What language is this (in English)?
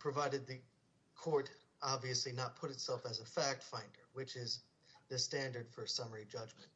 English